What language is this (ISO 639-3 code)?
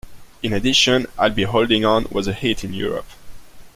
eng